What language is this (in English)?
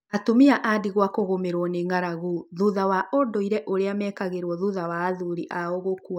Kikuyu